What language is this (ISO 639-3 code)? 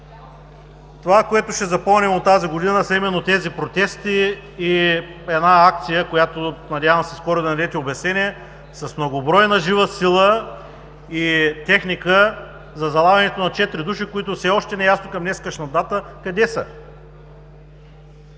bul